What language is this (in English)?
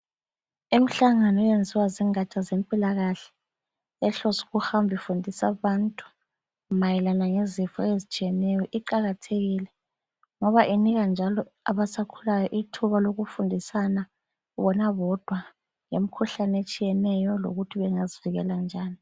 North Ndebele